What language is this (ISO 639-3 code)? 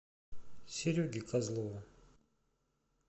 rus